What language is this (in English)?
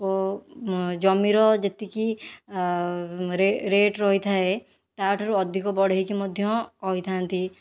Odia